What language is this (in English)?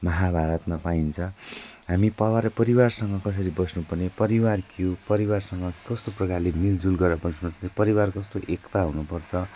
Nepali